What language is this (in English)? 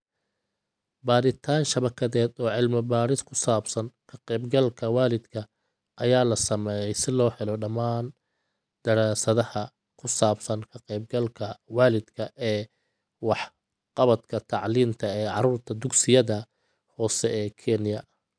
Somali